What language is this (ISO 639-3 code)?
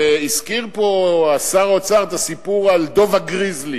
heb